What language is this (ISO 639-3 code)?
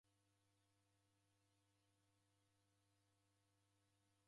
dav